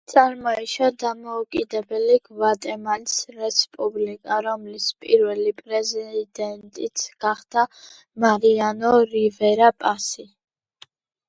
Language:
Georgian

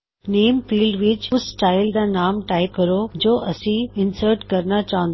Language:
Punjabi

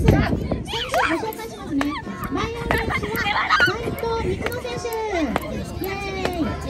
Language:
Japanese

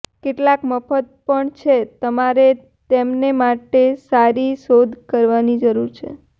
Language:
Gujarati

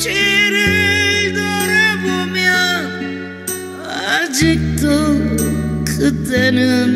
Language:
Korean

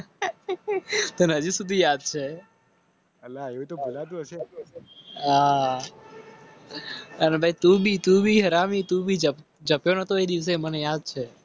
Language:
Gujarati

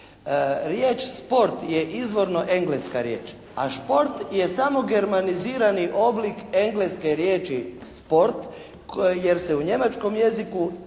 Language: Croatian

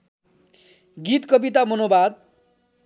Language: Nepali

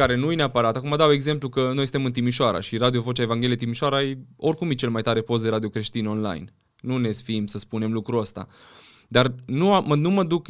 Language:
Romanian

